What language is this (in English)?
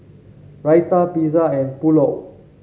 English